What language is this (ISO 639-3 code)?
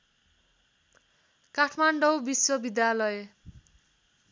nep